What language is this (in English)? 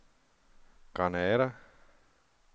Danish